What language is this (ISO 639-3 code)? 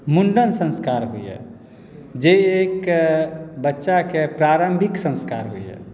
mai